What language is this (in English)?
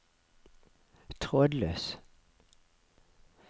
Norwegian